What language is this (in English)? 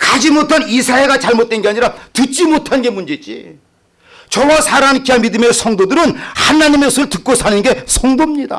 Korean